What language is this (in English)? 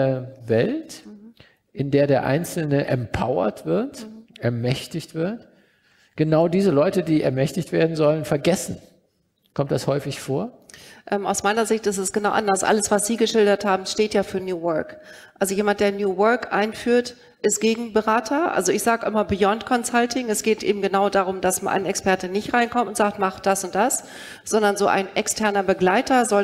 German